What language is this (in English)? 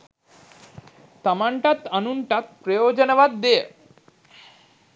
Sinhala